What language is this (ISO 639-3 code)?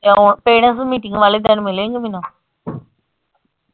pan